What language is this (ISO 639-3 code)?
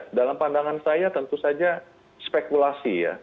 ind